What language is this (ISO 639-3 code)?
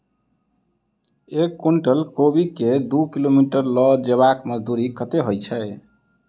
mai